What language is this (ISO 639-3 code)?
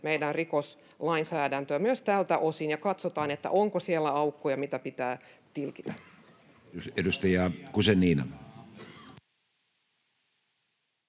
fin